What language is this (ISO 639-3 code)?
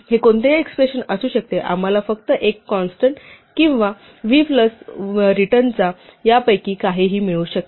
mar